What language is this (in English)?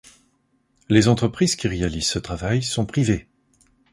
French